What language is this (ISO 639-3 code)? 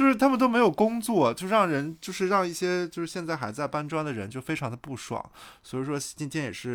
zho